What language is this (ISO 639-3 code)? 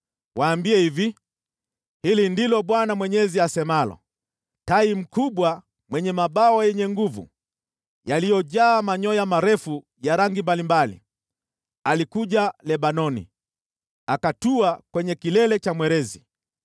swa